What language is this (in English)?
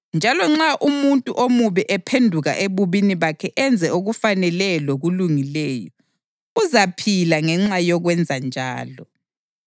North Ndebele